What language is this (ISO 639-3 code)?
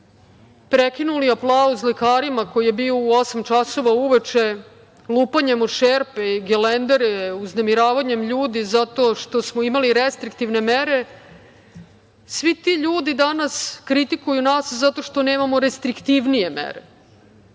srp